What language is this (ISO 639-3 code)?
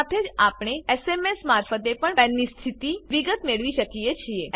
guj